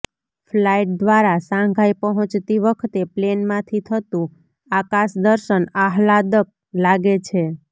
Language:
Gujarati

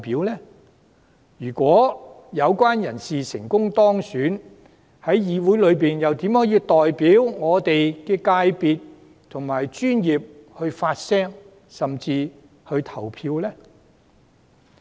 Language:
Cantonese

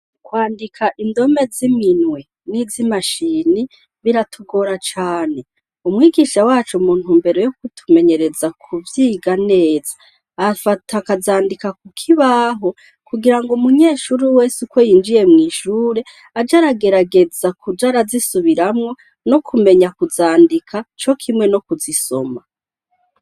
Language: Rundi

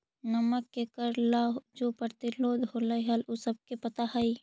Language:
Magahi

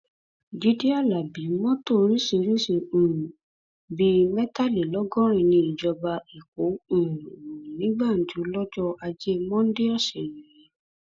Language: Yoruba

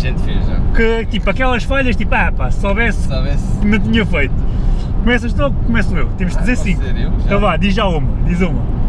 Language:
Portuguese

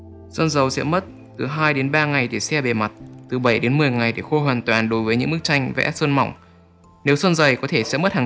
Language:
Vietnamese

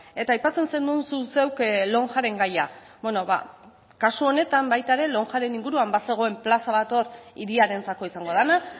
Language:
Basque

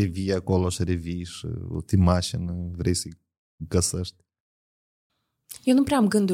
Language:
Romanian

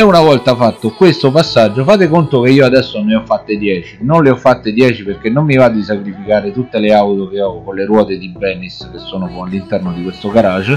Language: Italian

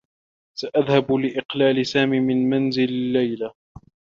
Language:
Arabic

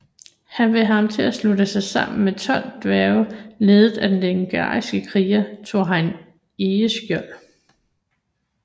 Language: Danish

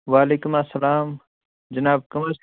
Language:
Kashmiri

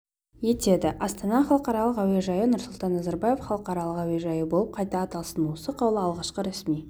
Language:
Kazakh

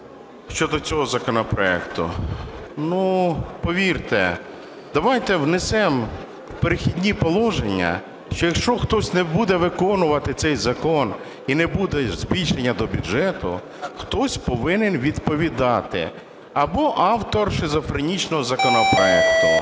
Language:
Ukrainian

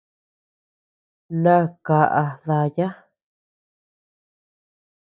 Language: Tepeuxila Cuicatec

